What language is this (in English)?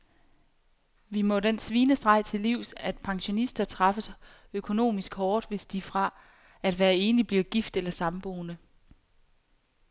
Danish